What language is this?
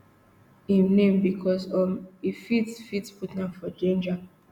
Nigerian Pidgin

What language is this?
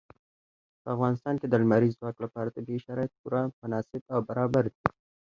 Pashto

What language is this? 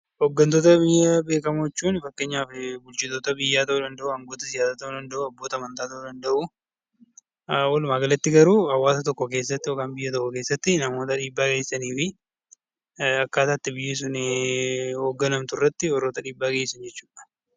Oromo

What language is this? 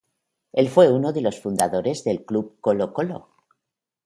Spanish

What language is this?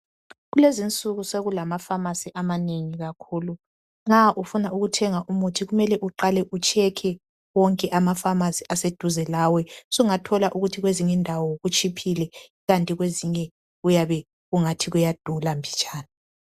North Ndebele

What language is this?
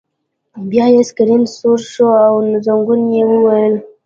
Pashto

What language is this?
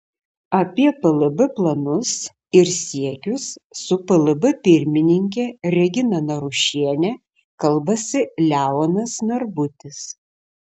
Lithuanian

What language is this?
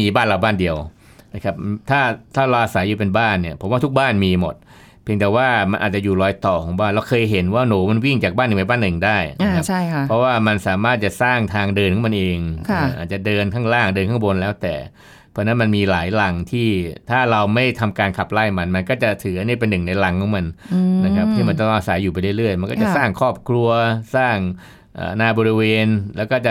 Thai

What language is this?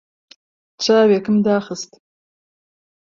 Central Kurdish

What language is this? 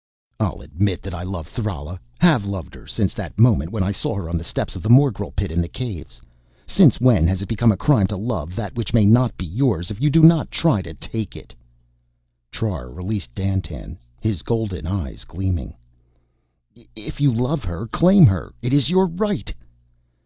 English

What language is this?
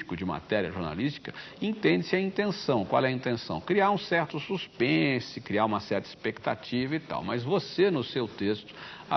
Portuguese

